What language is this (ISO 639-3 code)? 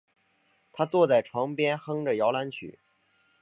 zho